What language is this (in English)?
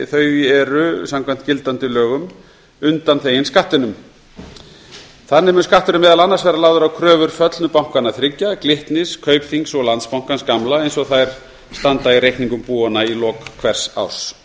Icelandic